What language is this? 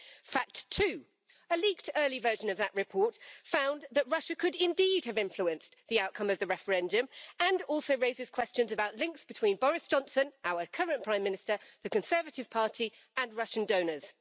English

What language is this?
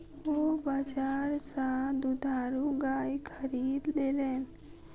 Maithili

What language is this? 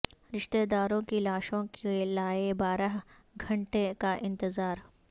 Urdu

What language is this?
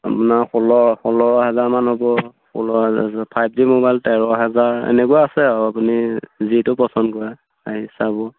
Assamese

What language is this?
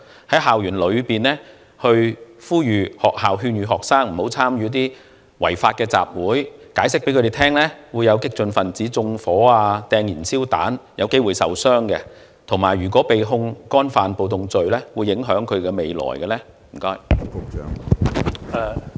Cantonese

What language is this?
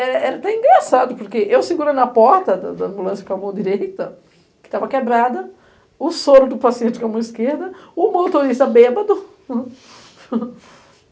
Portuguese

